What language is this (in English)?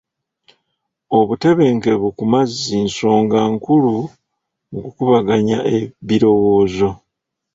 Ganda